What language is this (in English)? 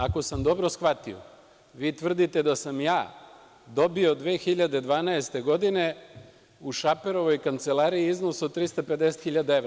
Serbian